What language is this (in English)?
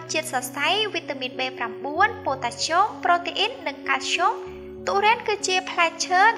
Vietnamese